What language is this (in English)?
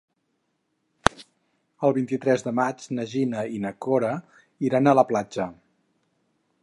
Catalan